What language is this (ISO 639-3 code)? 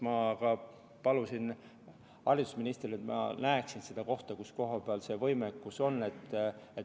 est